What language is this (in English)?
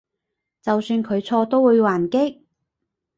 Cantonese